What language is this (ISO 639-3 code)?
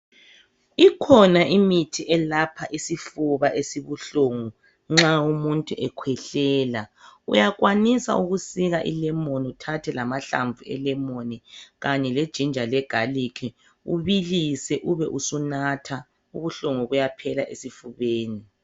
nde